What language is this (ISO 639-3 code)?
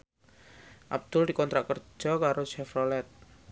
jav